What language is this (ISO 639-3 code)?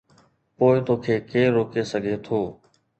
snd